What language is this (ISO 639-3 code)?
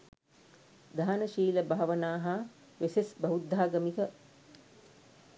sin